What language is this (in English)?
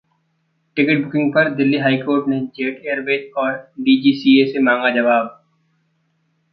Hindi